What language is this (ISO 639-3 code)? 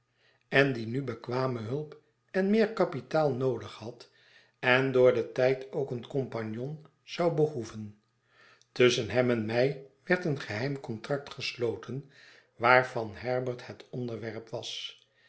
nld